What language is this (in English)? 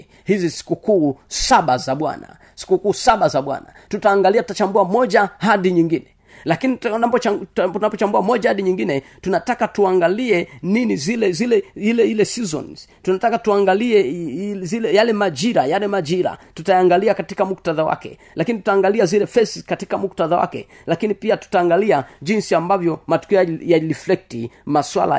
Swahili